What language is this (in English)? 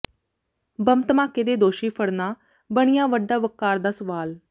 Punjabi